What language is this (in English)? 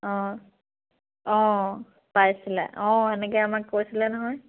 Assamese